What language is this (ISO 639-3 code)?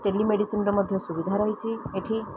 ori